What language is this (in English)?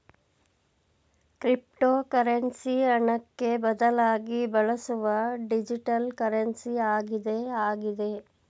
Kannada